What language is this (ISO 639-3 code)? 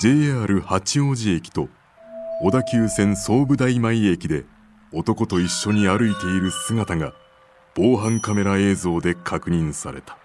jpn